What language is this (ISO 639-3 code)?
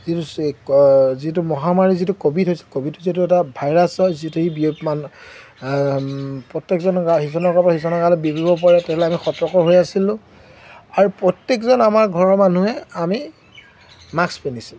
asm